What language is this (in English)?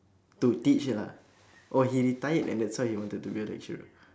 English